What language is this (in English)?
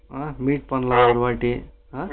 Tamil